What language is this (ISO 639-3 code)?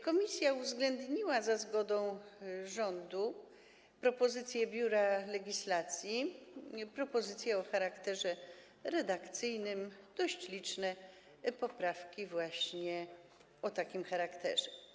pol